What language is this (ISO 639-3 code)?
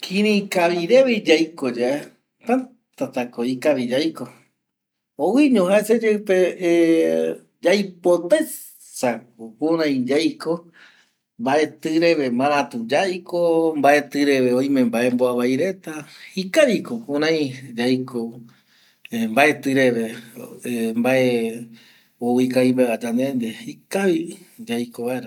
gui